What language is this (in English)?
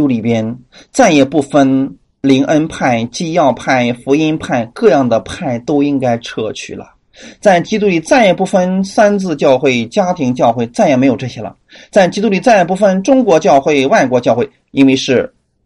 Chinese